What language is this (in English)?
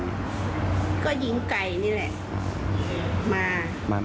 Thai